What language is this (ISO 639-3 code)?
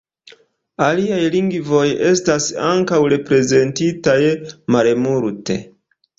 epo